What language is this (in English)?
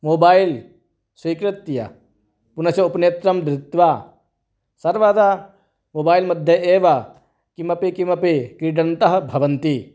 Sanskrit